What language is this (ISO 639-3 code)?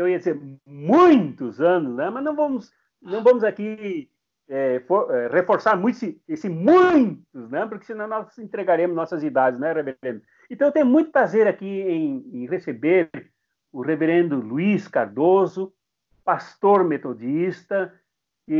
por